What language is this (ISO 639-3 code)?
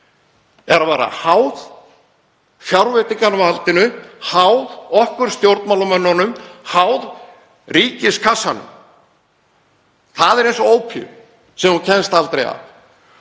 isl